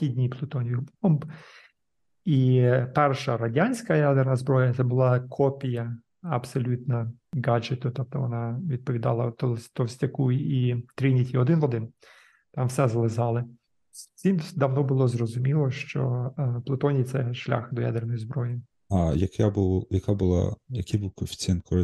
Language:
Ukrainian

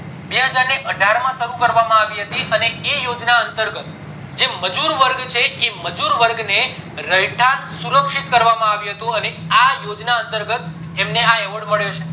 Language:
Gujarati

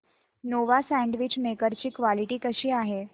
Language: Marathi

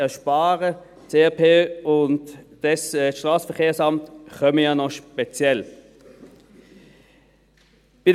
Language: Swiss German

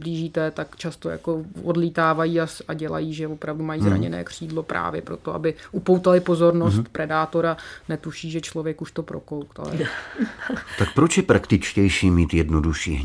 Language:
Czech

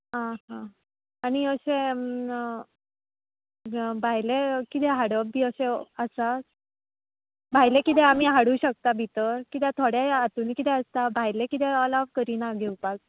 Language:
Konkani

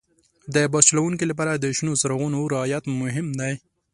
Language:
Pashto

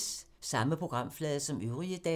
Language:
Danish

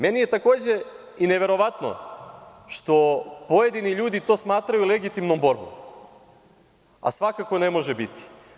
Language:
Serbian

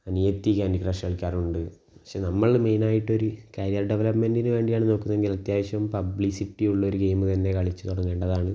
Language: Malayalam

